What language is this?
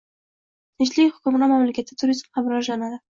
Uzbek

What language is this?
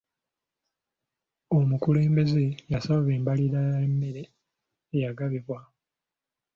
Ganda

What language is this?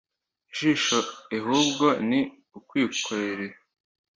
Kinyarwanda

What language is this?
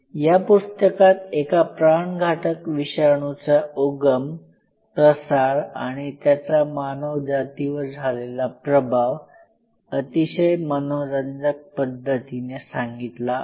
Marathi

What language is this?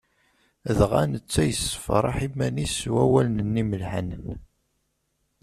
Kabyle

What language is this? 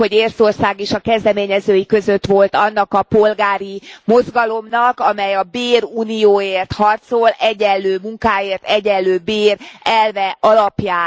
Hungarian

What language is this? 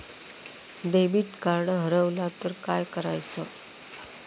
Marathi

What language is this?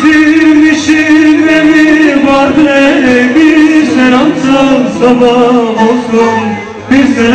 Arabic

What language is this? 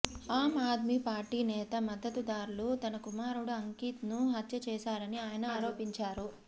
Telugu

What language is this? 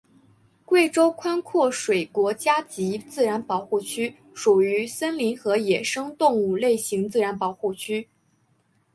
Chinese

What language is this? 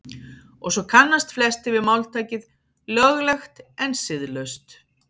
Icelandic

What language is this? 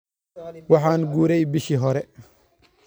Somali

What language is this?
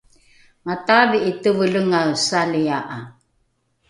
Rukai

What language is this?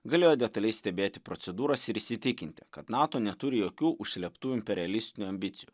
Lithuanian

